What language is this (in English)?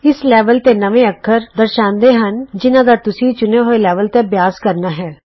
Punjabi